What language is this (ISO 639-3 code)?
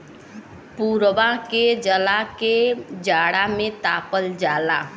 bho